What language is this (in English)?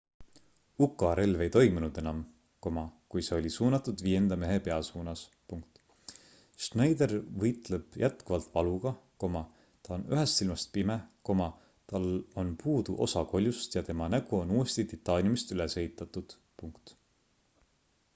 Estonian